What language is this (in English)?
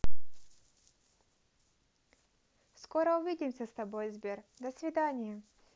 Russian